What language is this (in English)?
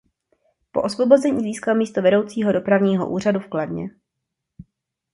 Czech